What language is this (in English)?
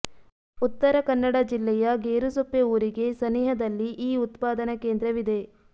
Kannada